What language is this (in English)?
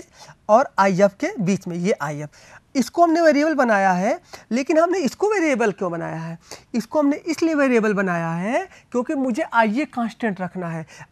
Hindi